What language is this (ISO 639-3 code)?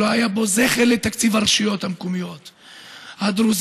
heb